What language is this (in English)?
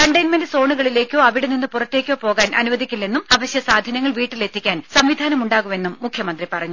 Malayalam